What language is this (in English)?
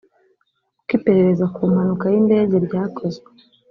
Kinyarwanda